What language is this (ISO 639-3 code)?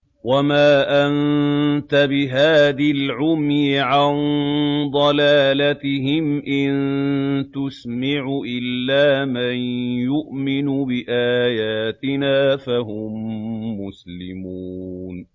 ara